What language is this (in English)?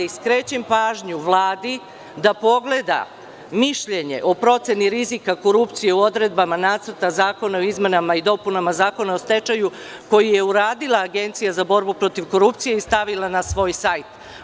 Serbian